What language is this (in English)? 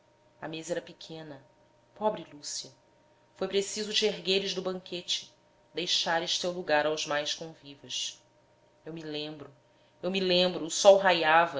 Portuguese